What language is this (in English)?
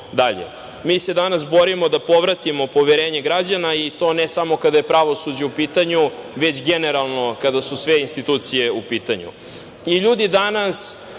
Serbian